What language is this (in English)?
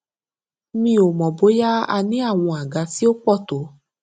Yoruba